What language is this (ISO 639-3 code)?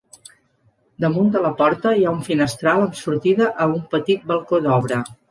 cat